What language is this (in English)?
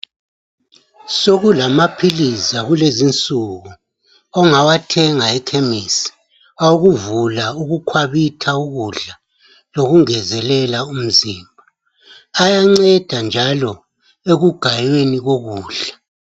North Ndebele